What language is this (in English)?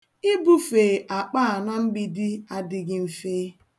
Igbo